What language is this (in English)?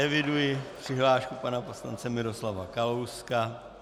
Czech